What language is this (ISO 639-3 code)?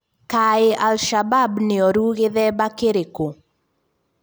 kik